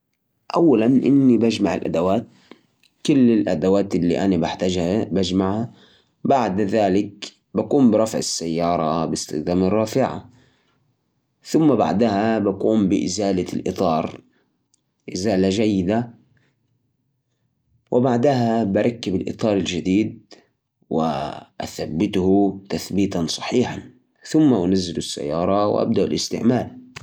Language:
Najdi Arabic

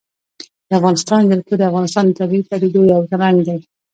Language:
Pashto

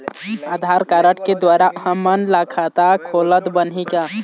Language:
Chhattisgarhi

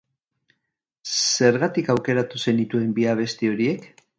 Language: Basque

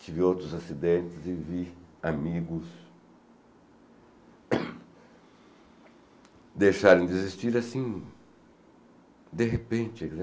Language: Portuguese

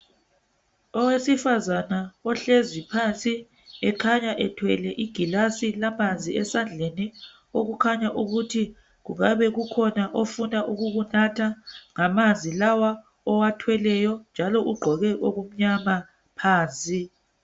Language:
North Ndebele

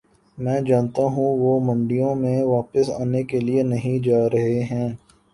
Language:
Urdu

